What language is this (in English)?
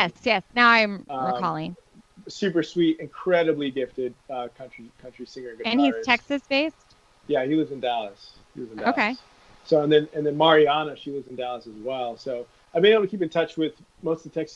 English